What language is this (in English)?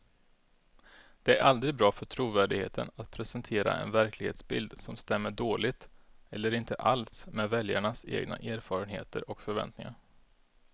Swedish